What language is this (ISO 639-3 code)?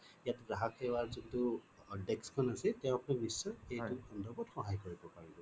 asm